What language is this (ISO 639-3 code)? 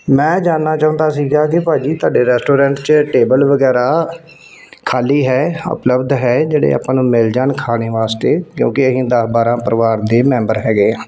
pan